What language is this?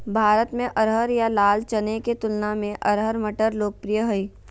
Magahi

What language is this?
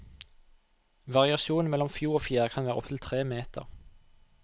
Norwegian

